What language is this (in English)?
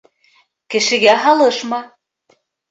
Bashkir